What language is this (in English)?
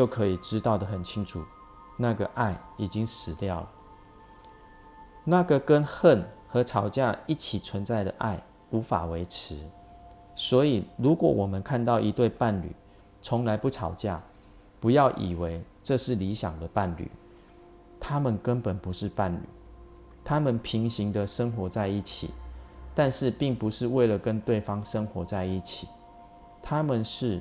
Chinese